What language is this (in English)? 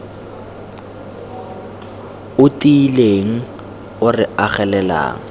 Tswana